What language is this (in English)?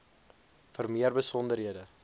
Afrikaans